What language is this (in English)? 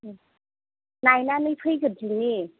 Bodo